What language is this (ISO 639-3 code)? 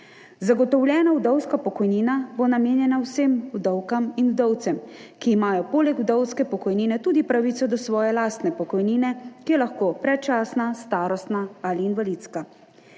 slv